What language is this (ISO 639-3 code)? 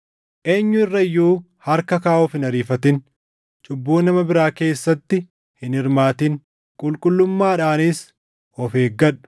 orm